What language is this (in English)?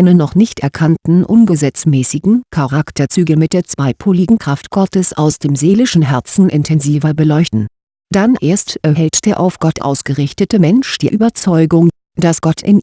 German